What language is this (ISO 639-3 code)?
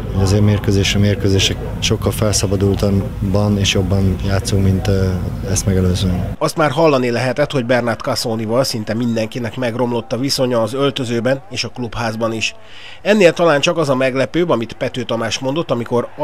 hun